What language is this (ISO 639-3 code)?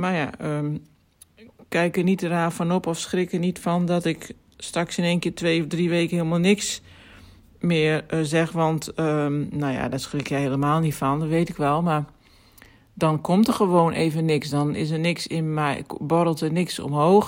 nld